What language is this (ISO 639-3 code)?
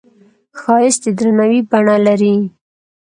pus